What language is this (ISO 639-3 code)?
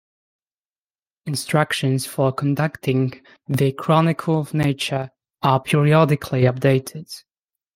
eng